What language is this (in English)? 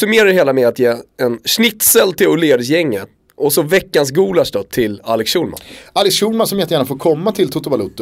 Swedish